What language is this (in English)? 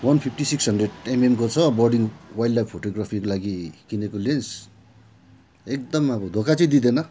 Nepali